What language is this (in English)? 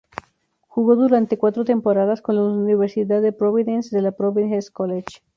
Spanish